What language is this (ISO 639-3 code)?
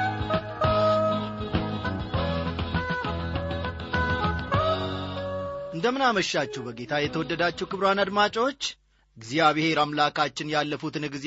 amh